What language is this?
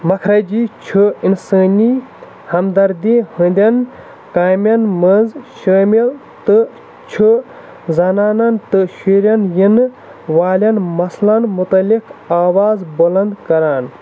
Kashmiri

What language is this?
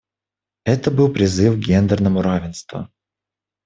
Russian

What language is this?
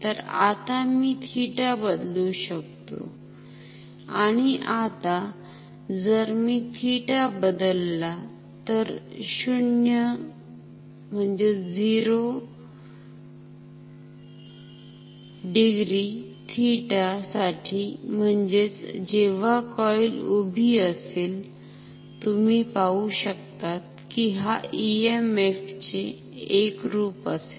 Marathi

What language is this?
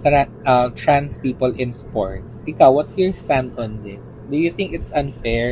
Filipino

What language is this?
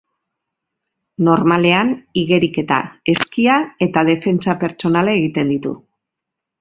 Basque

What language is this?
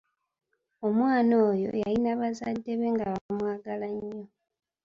Ganda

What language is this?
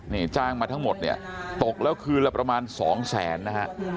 Thai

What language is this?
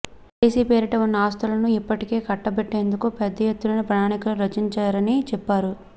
Telugu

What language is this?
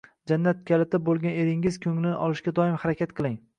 Uzbek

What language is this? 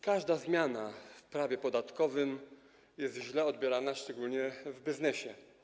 Polish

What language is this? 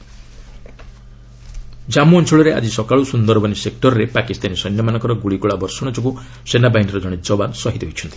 Odia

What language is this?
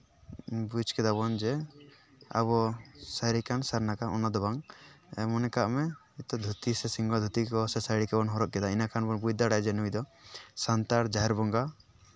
Santali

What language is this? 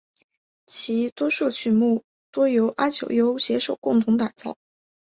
Chinese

